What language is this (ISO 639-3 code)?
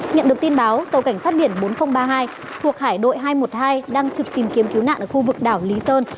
vie